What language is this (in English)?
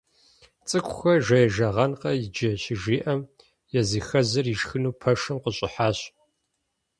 Kabardian